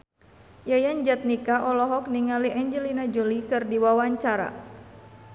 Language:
Sundanese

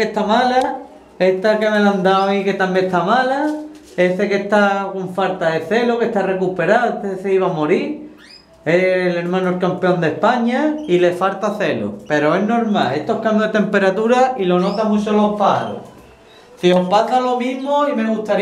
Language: Spanish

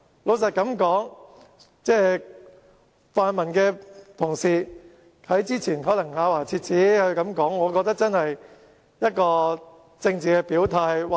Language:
Cantonese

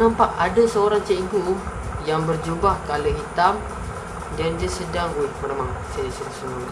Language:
Malay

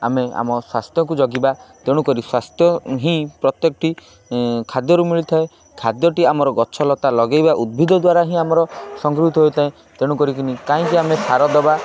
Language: Odia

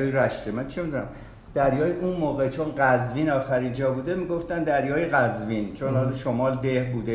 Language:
Persian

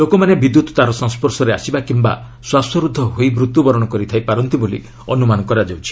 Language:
Odia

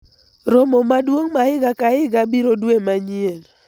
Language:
Luo (Kenya and Tanzania)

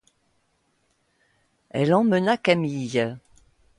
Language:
French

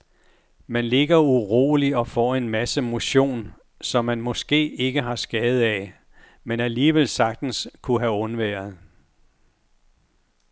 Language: Danish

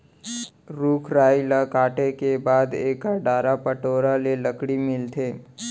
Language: Chhattisgarhi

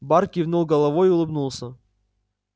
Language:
Russian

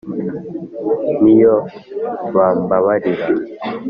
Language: Kinyarwanda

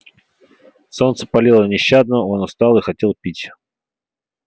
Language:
Russian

